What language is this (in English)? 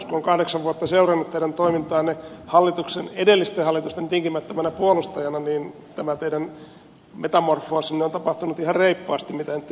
Finnish